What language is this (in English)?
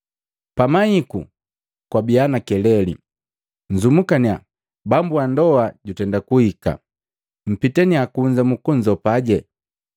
Matengo